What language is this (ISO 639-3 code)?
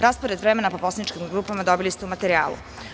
srp